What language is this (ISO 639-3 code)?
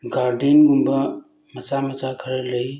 mni